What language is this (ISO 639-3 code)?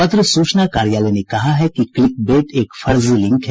hin